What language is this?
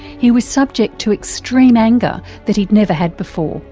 English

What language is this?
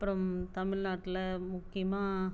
Tamil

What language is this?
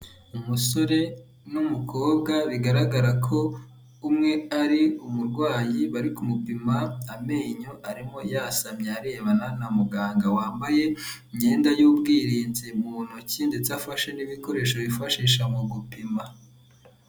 Kinyarwanda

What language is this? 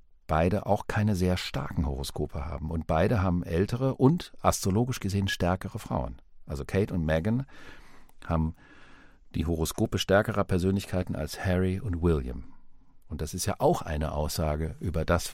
German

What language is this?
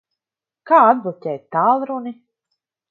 Latvian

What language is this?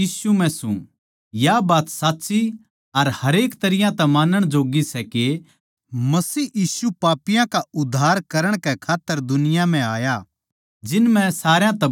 Haryanvi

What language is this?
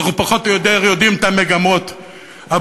Hebrew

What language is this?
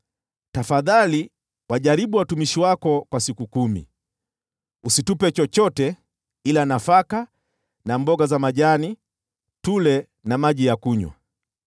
Swahili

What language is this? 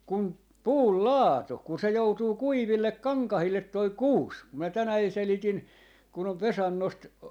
Finnish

